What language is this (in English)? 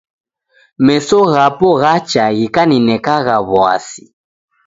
Taita